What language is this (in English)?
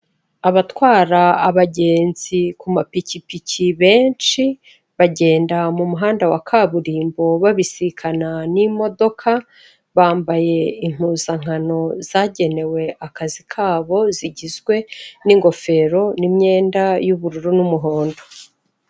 Kinyarwanda